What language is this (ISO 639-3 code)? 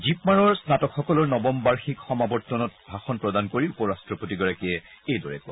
asm